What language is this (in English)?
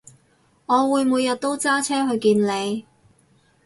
Cantonese